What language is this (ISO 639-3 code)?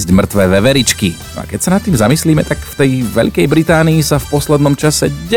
slk